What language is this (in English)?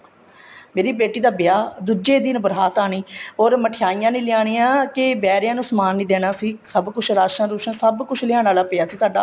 Punjabi